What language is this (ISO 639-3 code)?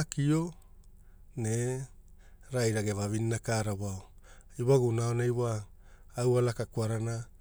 hul